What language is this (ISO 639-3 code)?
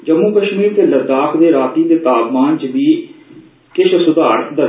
doi